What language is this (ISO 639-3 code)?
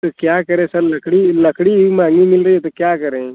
hin